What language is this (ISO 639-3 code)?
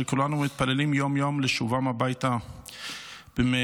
heb